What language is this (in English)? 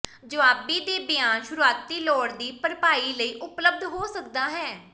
Punjabi